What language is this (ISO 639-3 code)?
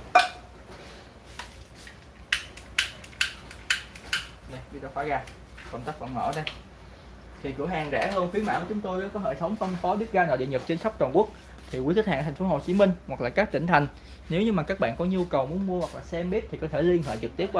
vie